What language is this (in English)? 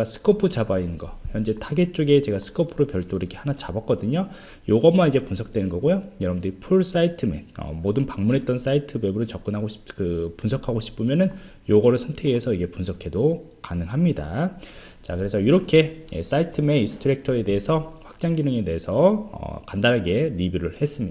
Korean